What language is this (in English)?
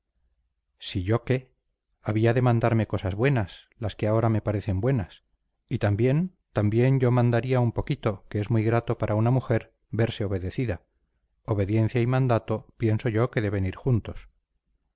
Spanish